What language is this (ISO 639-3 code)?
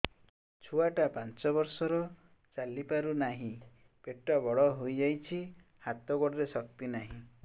ori